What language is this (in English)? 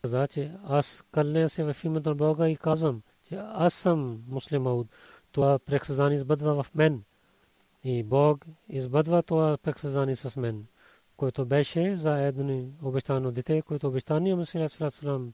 Bulgarian